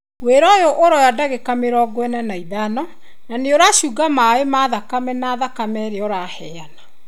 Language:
Kikuyu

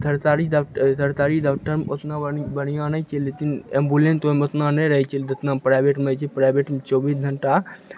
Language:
Maithili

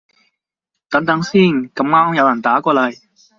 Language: Cantonese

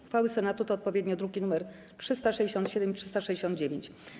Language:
Polish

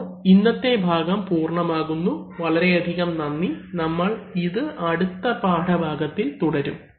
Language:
Malayalam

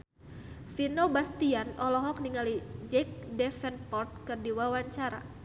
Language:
Sundanese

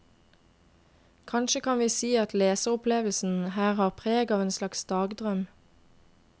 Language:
Norwegian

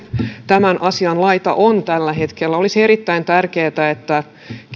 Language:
Finnish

